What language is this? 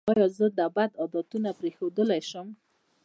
Pashto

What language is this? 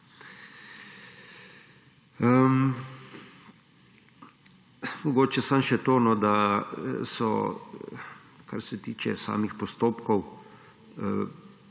Slovenian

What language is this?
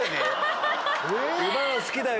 Japanese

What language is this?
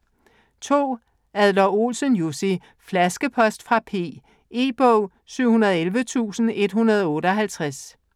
Danish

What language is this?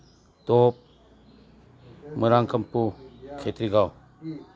Manipuri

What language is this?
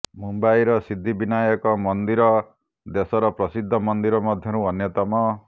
Odia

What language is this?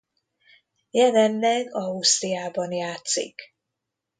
Hungarian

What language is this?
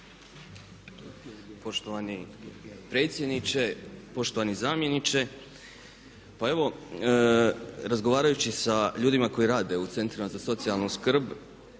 Croatian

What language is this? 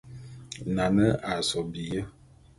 Bulu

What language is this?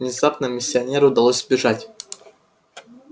Russian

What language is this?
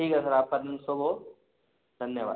Hindi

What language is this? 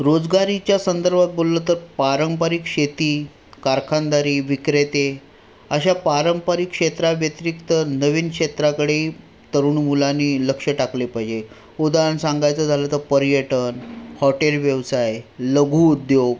Marathi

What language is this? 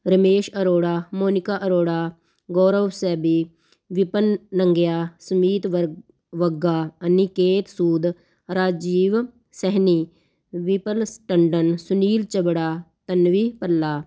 Punjabi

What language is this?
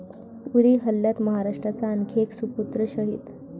Marathi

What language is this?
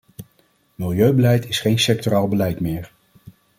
Dutch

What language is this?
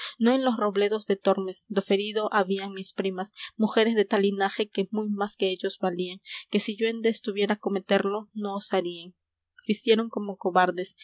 Spanish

